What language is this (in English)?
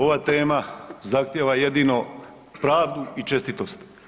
Croatian